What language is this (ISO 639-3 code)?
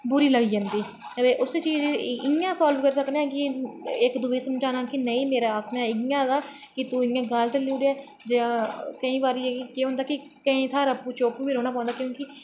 doi